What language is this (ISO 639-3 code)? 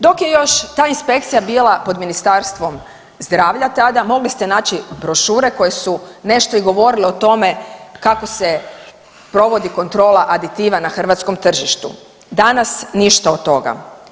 hrv